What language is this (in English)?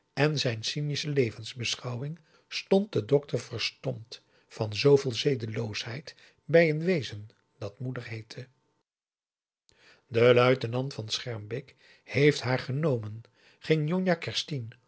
Dutch